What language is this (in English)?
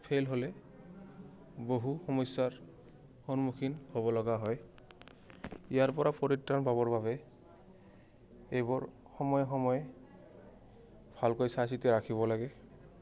Assamese